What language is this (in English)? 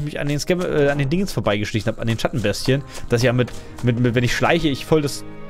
German